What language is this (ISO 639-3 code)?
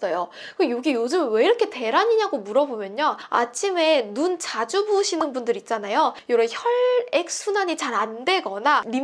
kor